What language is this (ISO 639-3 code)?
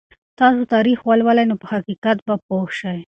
pus